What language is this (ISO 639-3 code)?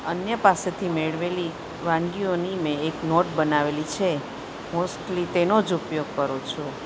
guj